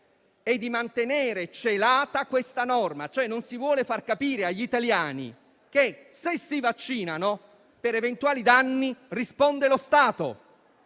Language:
Italian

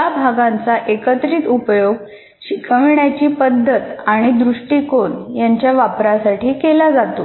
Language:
Marathi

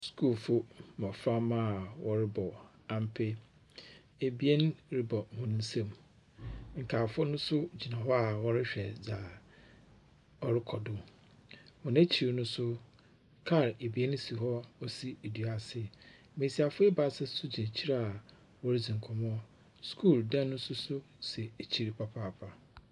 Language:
Akan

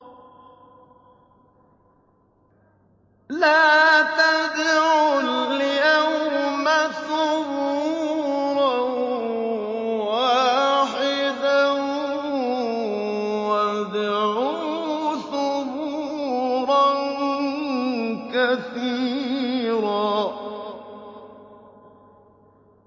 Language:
Arabic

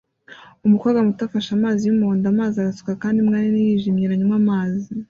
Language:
Kinyarwanda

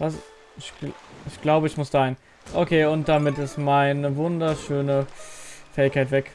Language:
German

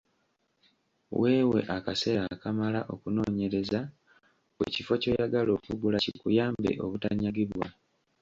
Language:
Ganda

